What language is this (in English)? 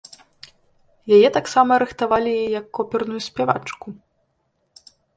Belarusian